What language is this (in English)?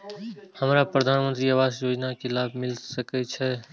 Maithili